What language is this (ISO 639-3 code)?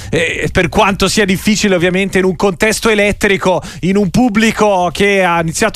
ita